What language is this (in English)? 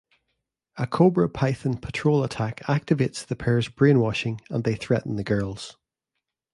English